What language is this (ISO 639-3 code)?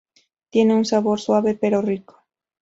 spa